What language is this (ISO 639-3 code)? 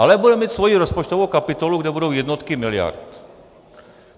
ces